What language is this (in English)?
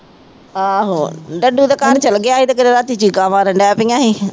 Punjabi